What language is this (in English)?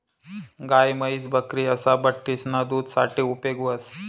Marathi